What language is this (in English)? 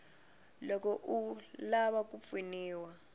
Tsonga